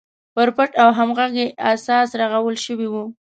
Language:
Pashto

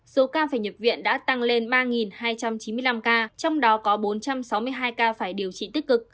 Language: Vietnamese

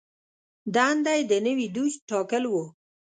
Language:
Pashto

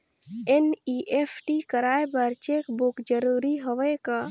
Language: Chhattisgarhi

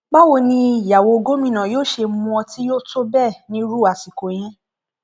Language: Yoruba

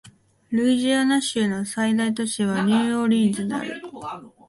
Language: Japanese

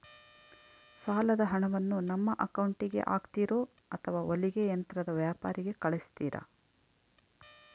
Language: Kannada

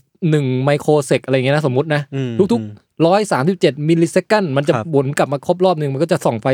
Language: Thai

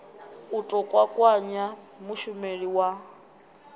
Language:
Venda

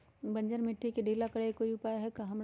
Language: Magahi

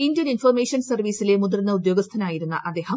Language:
Malayalam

